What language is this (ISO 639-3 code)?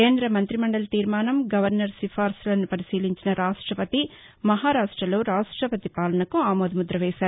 tel